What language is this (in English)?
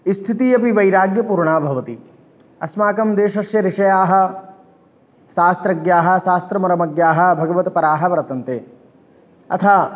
Sanskrit